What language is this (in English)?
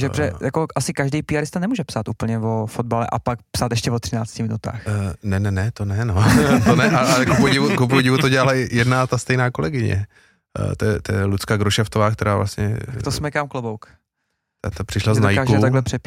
Czech